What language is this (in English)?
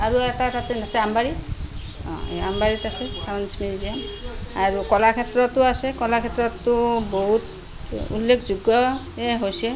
Assamese